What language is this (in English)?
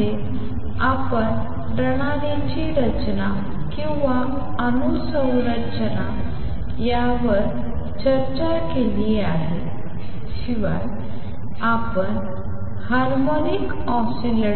Marathi